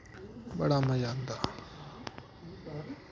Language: Dogri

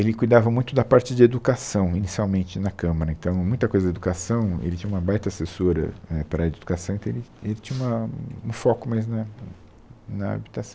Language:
Portuguese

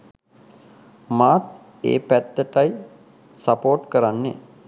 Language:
Sinhala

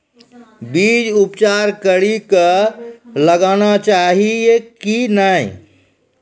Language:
Maithili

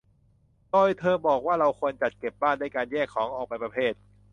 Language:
Thai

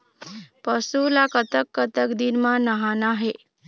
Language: Chhattisgarhi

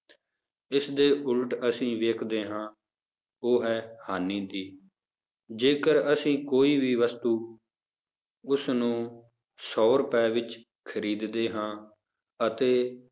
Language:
Punjabi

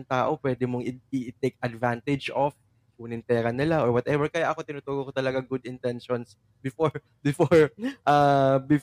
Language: Filipino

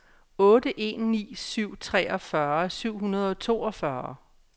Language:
Danish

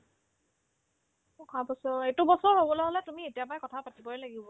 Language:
Assamese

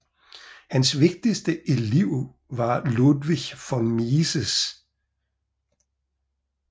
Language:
Danish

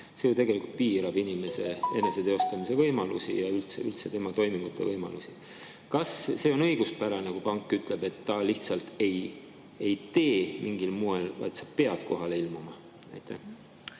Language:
Estonian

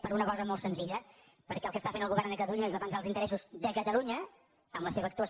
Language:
Catalan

